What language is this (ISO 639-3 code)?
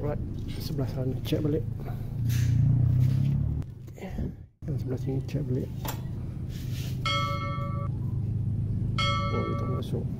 msa